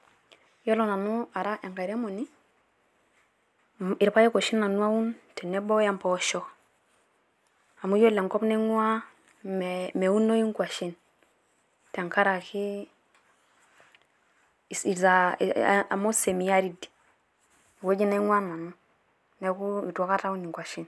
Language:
Masai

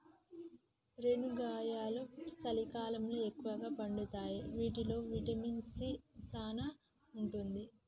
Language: Telugu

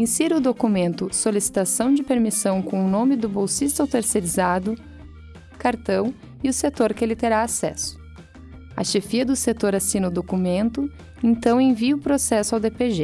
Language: Portuguese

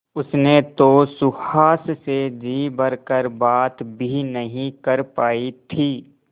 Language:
Hindi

